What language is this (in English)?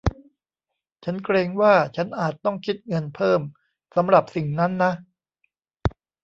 Thai